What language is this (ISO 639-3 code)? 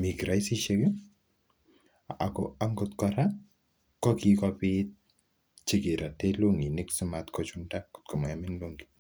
kln